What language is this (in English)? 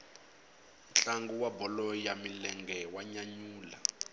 Tsonga